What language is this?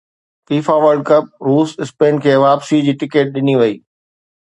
Sindhi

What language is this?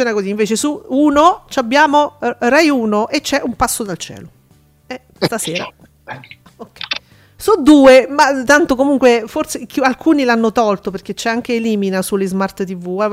Italian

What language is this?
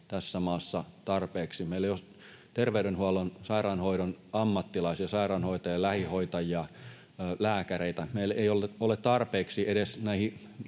Finnish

